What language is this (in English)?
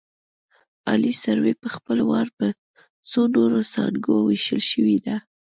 Pashto